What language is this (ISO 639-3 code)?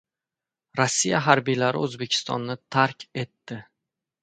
uzb